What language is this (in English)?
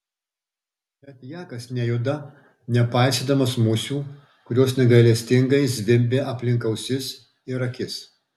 Lithuanian